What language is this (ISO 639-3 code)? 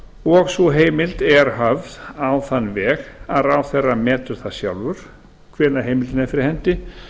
isl